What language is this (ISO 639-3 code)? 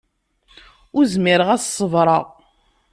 kab